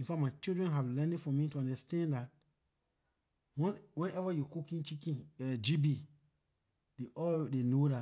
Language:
Liberian English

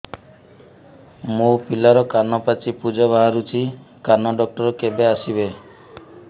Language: Odia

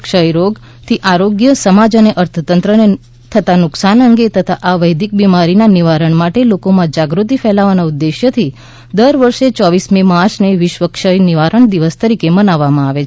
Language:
Gujarati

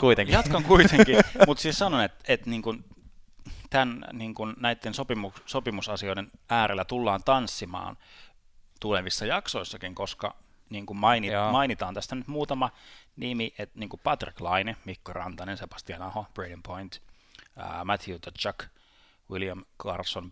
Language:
Finnish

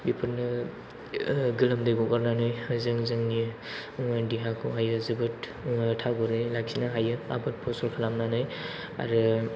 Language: Bodo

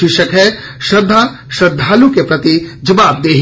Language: Hindi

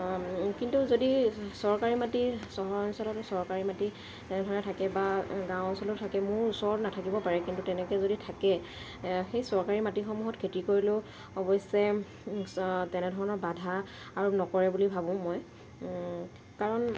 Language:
Assamese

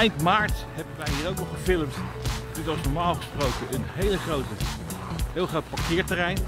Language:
Dutch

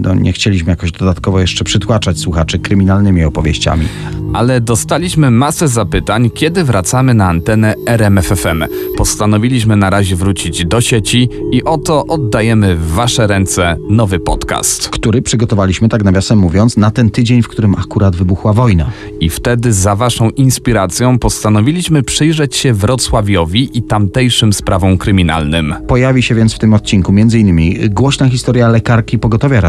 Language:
Polish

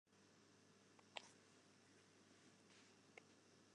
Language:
Western Frisian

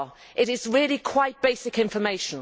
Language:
English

